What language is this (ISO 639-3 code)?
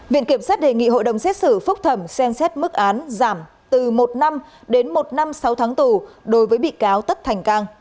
vie